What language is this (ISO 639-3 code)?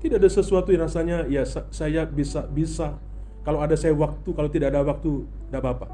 ind